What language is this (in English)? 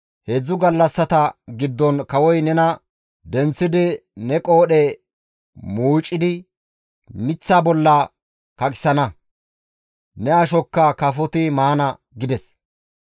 Gamo